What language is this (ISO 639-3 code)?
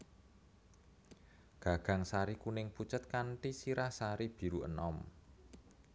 jav